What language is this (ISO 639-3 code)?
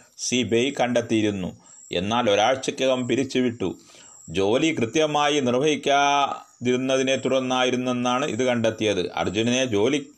mal